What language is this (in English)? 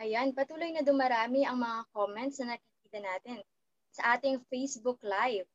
Filipino